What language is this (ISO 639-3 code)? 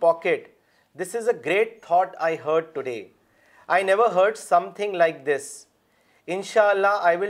urd